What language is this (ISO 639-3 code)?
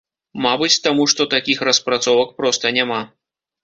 bel